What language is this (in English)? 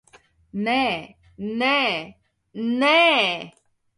Latvian